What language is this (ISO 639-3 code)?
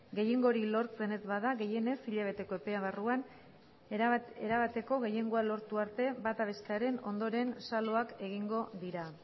eus